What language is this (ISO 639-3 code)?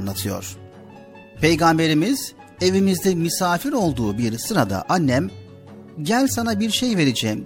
tur